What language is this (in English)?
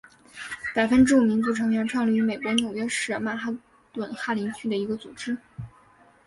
Chinese